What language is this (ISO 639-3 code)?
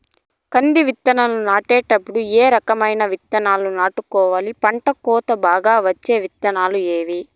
tel